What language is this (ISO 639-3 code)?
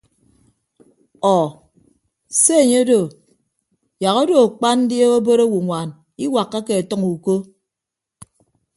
ibb